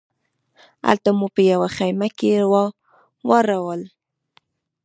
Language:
Pashto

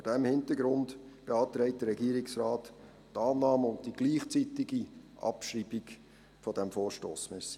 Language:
Swiss German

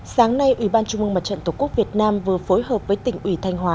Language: Vietnamese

